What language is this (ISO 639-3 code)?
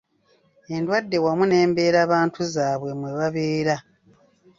lug